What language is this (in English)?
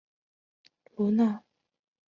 Chinese